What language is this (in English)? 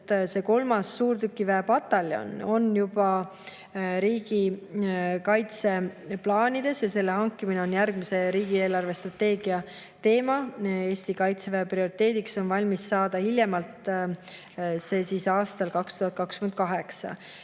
Estonian